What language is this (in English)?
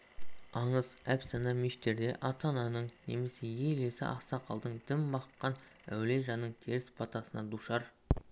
Kazakh